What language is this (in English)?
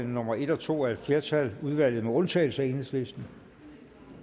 Danish